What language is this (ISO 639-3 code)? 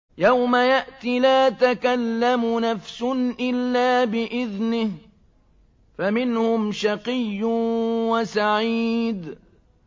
ara